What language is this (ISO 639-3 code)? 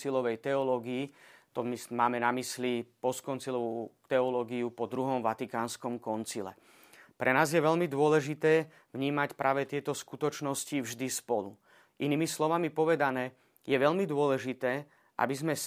slk